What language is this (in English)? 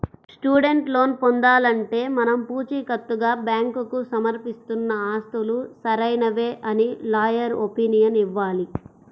Telugu